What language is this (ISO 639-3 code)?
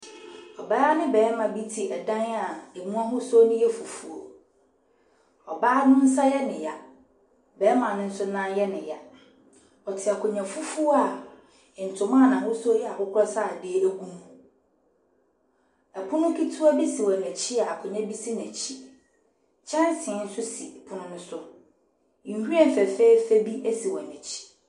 aka